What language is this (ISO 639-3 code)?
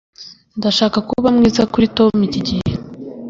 kin